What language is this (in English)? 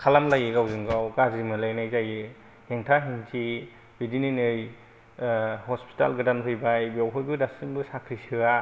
Bodo